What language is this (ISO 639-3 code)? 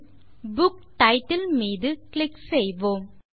tam